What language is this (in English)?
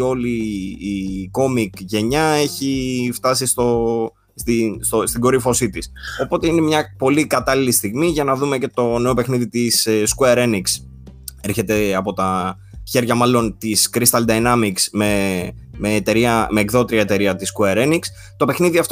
Greek